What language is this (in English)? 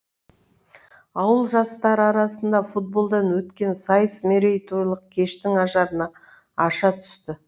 Kazakh